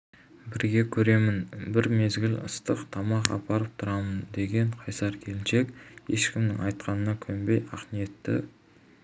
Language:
Kazakh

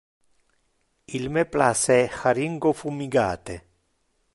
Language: Interlingua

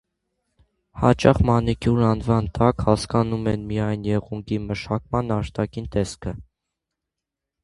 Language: Armenian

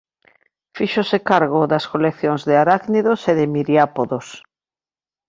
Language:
Galician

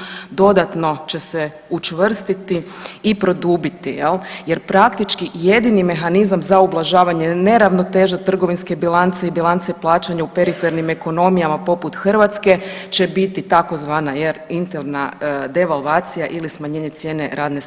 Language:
Croatian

